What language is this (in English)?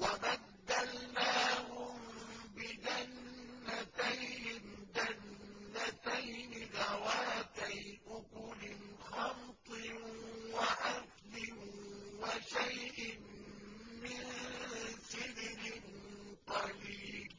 Arabic